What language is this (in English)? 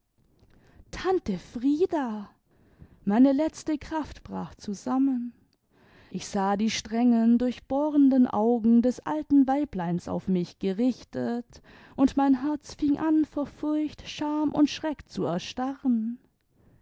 German